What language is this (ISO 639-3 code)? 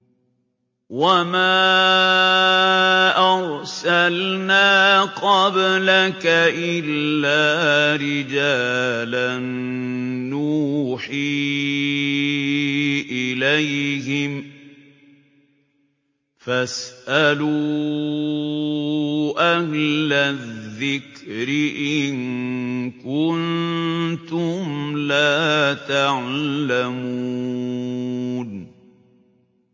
ara